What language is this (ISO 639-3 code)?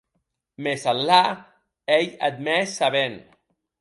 oci